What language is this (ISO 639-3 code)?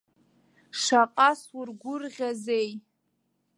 abk